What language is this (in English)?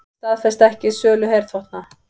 Icelandic